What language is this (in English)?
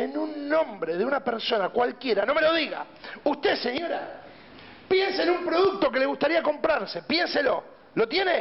Spanish